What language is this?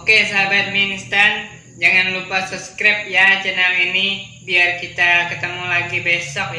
Indonesian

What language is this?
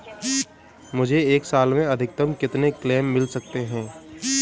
Hindi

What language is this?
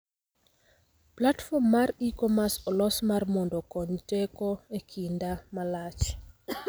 Luo (Kenya and Tanzania)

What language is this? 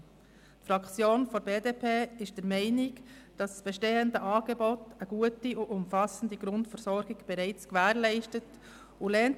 Swiss German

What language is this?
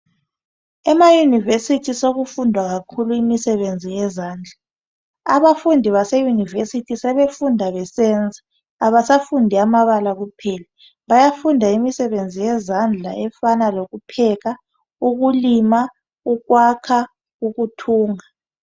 North Ndebele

